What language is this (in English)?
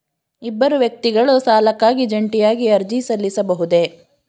Kannada